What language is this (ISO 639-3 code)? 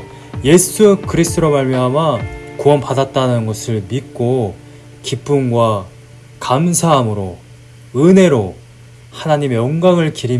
kor